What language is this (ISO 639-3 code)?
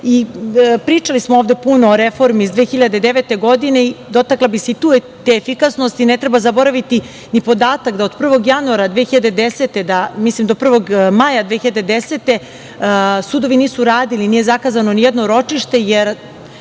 srp